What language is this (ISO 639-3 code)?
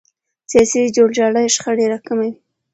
pus